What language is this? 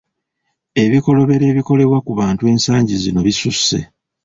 Ganda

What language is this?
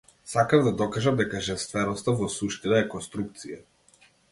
Macedonian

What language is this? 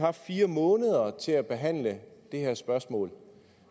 Danish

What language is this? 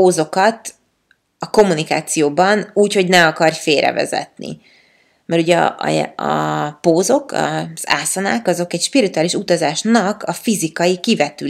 Hungarian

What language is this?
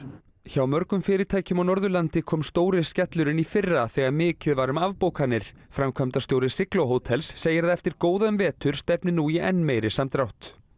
Icelandic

